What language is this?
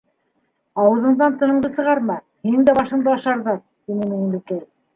Bashkir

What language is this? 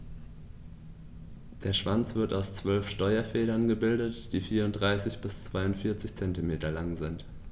German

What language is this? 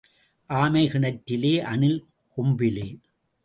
Tamil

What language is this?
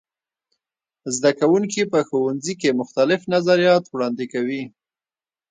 Pashto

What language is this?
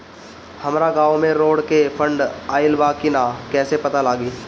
Bhojpuri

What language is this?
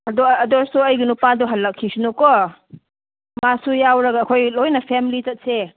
Manipuri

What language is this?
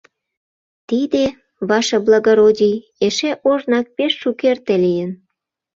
Mari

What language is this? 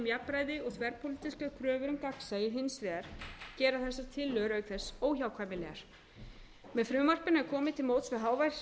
Icelandic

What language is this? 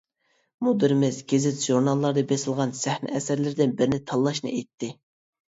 Uyghur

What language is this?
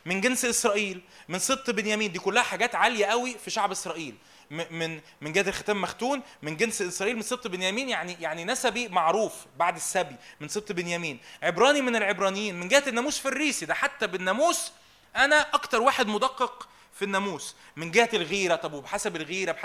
Arabic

